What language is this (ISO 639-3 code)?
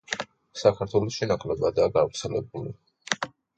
kat